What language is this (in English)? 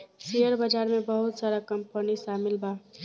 Bhojpuri